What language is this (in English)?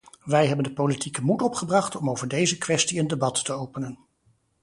Dutch